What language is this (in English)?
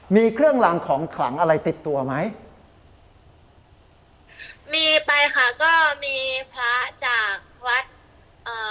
Thai